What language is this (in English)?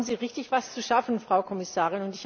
German